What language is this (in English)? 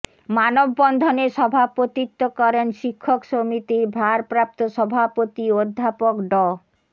Bangla